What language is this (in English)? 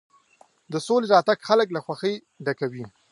Pashto